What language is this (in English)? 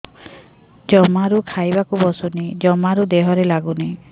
Odia